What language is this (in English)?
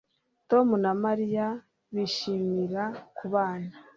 Kinyarwanda